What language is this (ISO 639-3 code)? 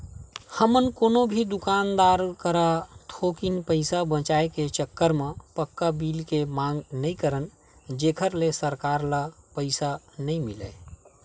hne